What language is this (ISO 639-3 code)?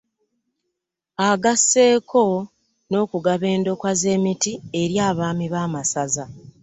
lug